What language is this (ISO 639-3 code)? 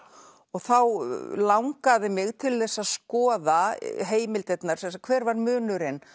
isl